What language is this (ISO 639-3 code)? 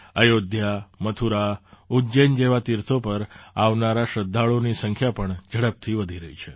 guj